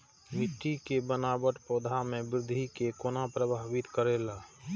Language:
Maithili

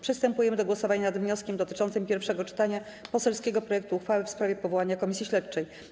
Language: Polish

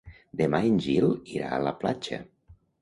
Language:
Catalan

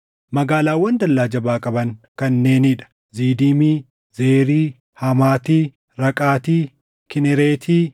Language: Oromo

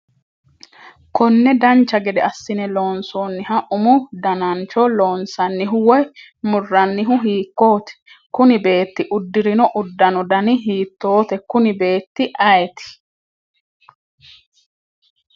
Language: Sidamo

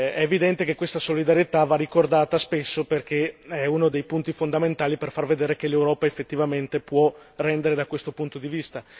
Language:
Italian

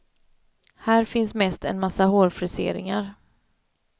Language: Swedish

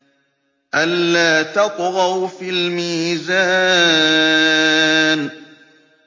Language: Arabic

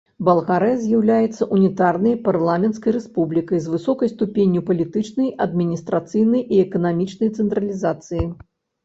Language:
Belarusian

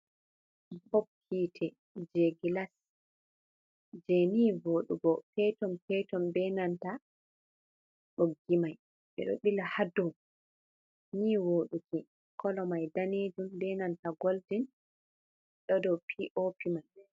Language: Fula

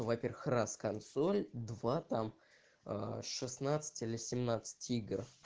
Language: Russian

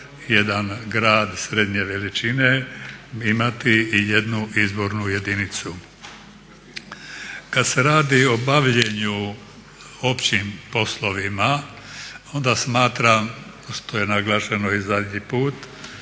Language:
Croatian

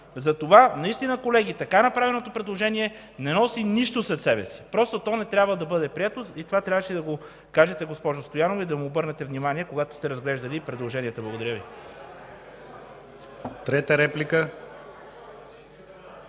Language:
Bulgarian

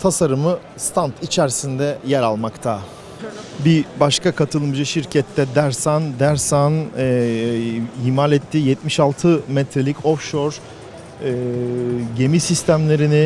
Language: Turkish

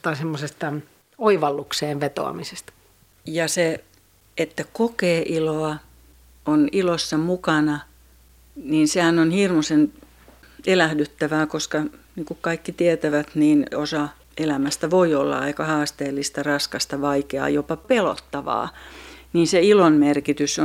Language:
Finnish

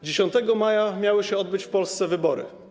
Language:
Polish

